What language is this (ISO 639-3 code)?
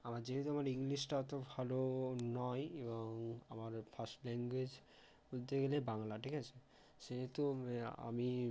ben